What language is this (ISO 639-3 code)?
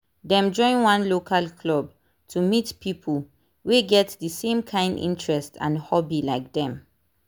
pcm